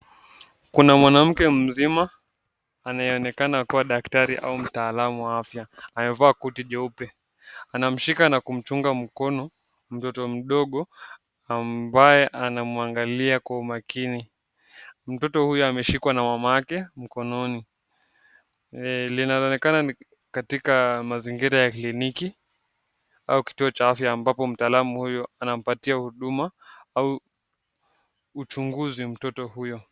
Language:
Swahili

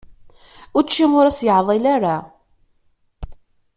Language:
Kabyle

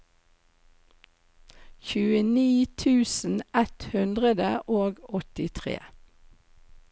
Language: Norwegian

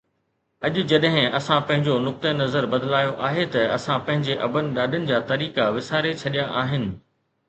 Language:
Sindhi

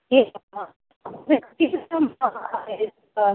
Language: Sanskrit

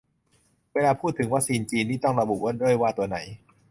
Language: Thai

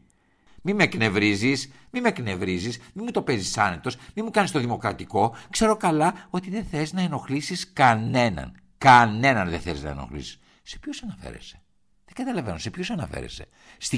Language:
Greek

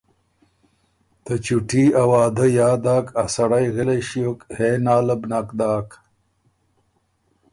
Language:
Ormuri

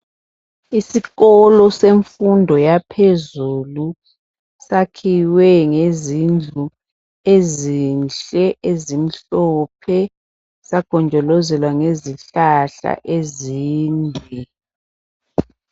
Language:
North Ndebele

